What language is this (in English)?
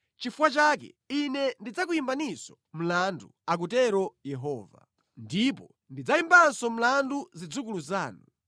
Nyanja